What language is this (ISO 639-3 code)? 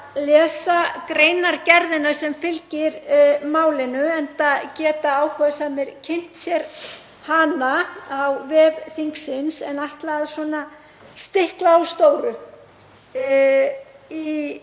isl